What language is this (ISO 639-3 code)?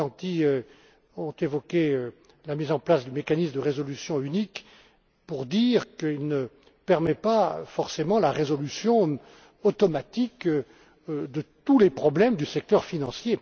fra